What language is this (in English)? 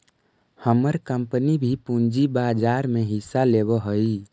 Magahi